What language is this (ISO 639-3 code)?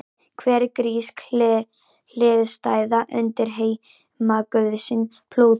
isl